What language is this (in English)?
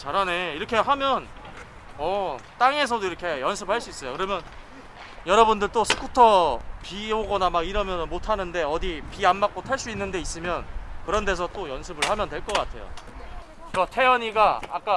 Korean